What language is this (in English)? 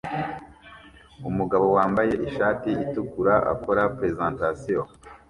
Kinyarwanda